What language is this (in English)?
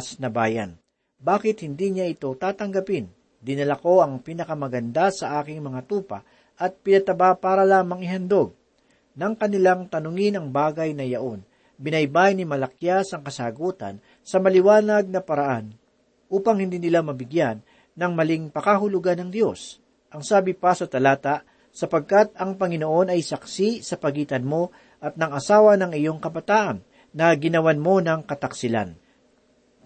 Filipino